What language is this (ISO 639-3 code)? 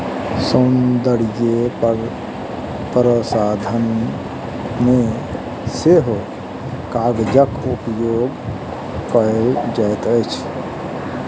mai